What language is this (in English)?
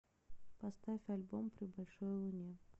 Russian